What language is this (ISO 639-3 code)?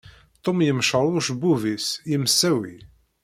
kab